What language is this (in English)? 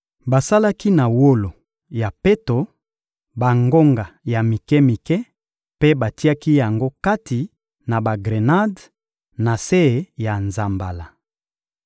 Lingala